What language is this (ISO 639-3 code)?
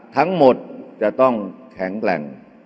tha